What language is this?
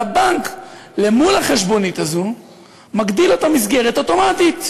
Hebrew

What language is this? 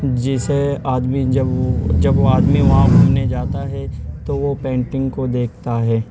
Urdu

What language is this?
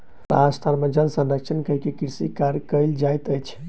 Maithili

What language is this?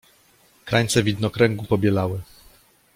Polish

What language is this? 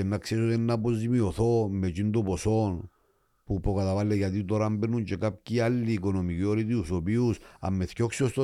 Greek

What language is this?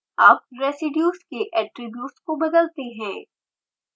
Hindi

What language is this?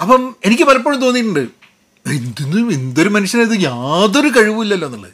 Malayalam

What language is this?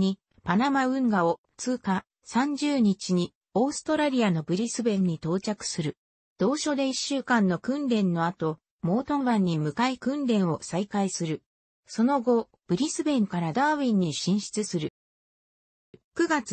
Japanese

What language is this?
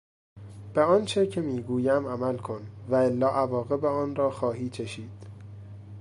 Persian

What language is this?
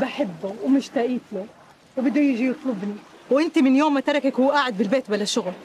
Arabic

